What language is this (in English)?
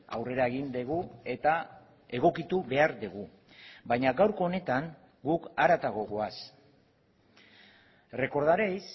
Basque